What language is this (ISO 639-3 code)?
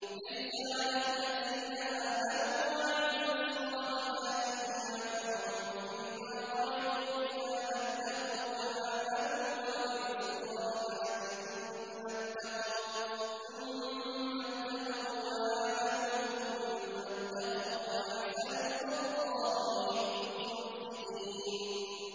ara